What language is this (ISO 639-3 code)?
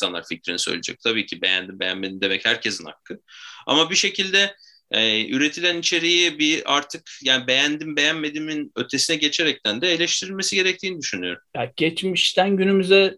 tur